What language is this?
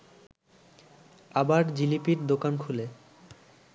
Bangla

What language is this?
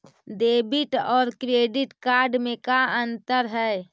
Magahi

